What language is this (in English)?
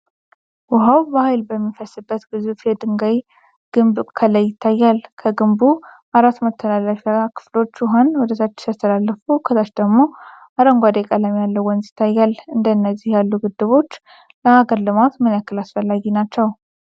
Amharic